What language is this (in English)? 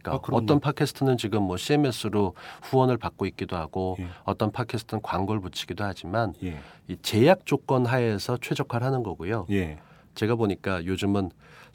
Korean